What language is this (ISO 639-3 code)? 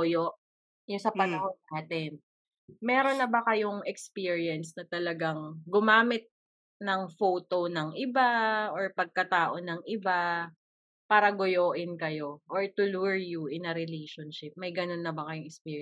fil